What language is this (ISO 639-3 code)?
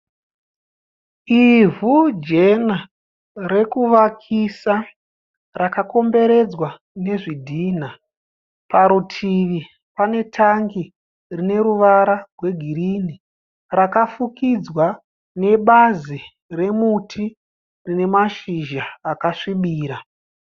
sna